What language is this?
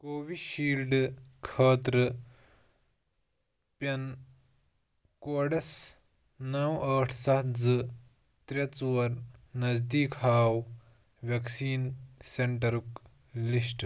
Kashmiri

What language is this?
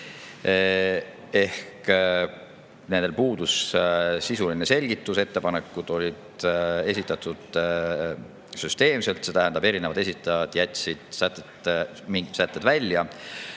Estonian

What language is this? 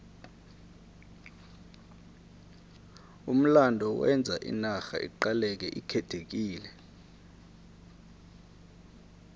South Ndebele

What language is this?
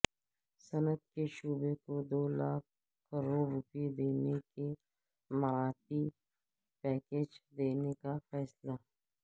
Urdu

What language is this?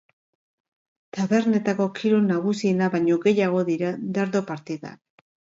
Basque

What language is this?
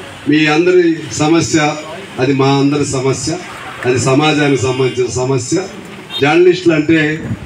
Turkish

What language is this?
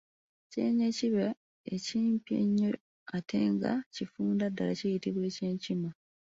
Ganda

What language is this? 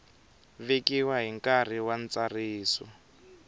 Tsonga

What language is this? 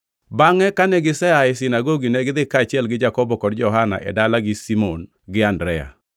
Luo (Kenya and Tanzania)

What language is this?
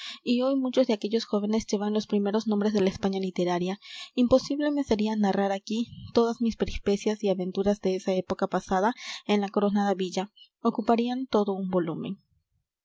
Spanish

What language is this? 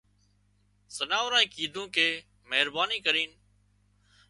Wadiyara Koli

